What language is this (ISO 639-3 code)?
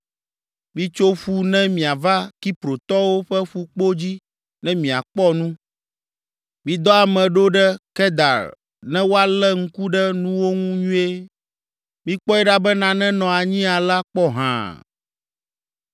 ewe